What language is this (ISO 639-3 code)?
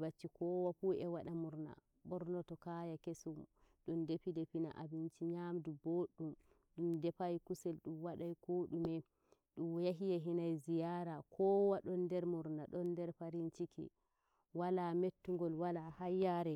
fuv